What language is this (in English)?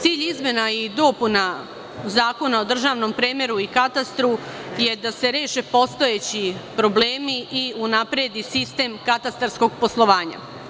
Serbian